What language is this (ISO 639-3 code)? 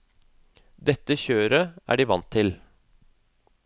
nor